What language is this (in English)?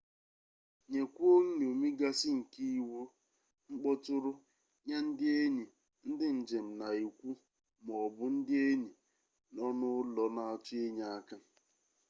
Igbo